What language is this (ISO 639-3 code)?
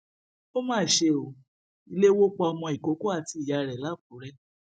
yor